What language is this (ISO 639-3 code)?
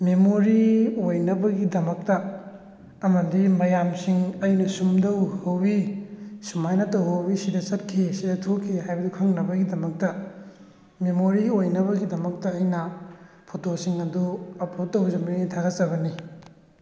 mni